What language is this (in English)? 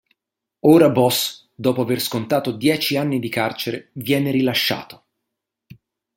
Italian